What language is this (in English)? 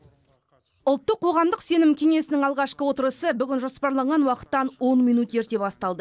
Kazakh